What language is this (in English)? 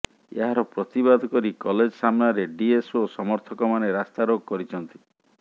Odia